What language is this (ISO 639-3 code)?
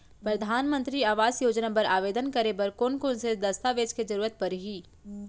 hne